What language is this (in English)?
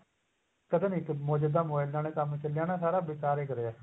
Punjabi